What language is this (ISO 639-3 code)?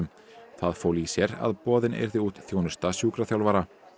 isl